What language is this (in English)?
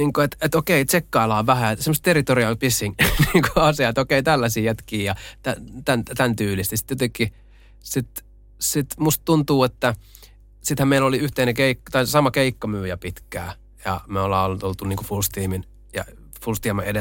Finnish